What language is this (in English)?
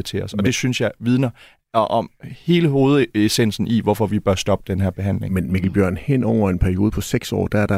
Danish